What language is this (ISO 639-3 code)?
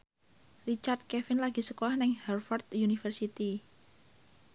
jav